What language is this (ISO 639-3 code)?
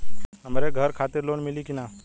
bho